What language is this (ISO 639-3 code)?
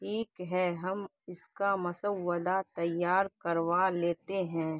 urd